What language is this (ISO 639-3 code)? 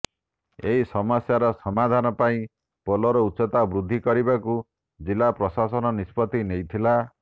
ori